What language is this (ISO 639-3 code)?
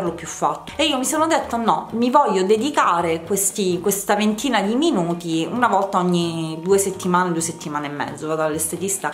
ita